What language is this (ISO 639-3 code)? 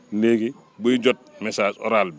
wol